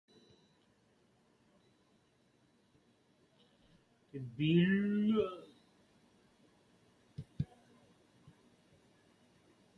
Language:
Persian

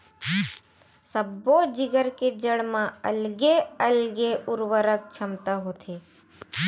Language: Chhattisgarhi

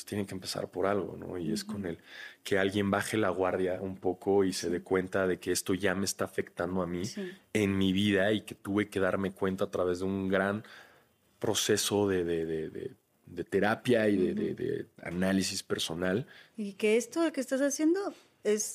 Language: Spanish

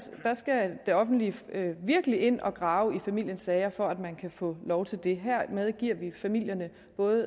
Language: Danish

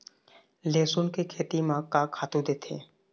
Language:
Chhattisgarhi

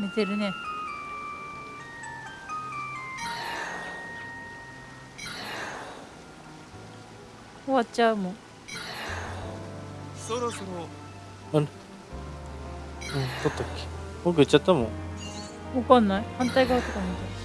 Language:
Japanese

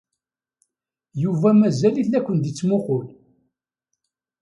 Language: Kabyle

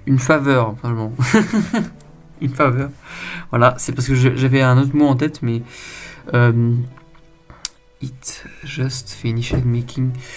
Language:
French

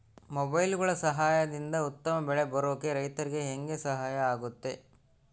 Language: Kannada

